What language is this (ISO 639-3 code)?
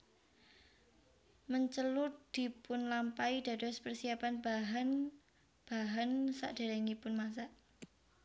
jav